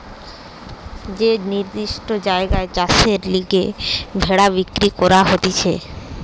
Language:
Bangla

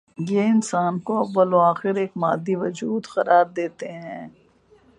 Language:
Urdu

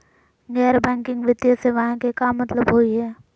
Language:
Magahi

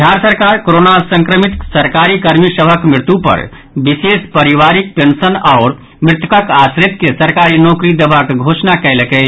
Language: Maithili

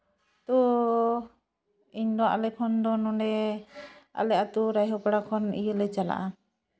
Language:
Santali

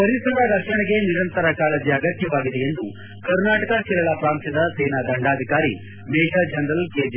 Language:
Kannada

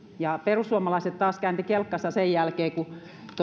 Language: Finnish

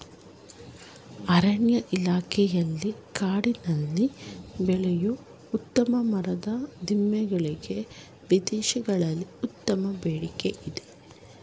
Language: Kannada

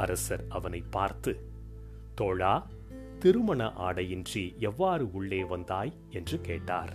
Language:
Tamil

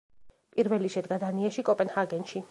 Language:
Georgian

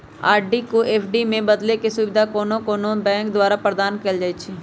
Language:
Magahi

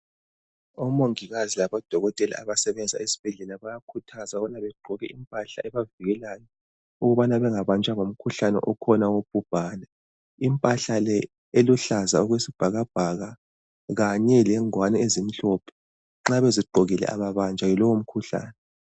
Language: North Ndebele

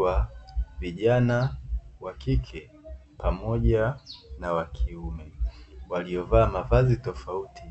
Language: Swahili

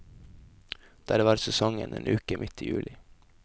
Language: Norwegian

